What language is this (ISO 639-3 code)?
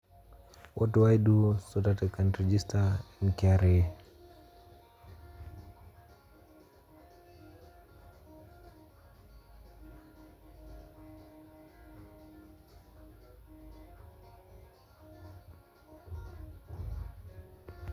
mas